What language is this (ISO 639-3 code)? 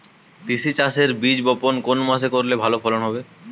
ben